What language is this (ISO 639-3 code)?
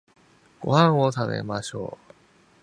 jpn